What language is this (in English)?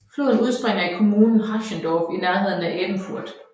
Danish